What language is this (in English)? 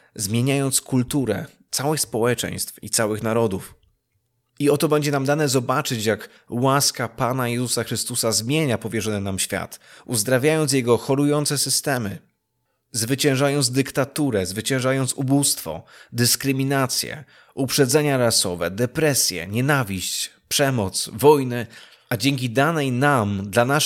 Polish